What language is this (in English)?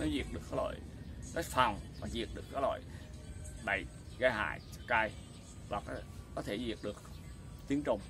Vietnamese